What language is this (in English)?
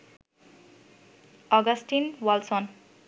Bangla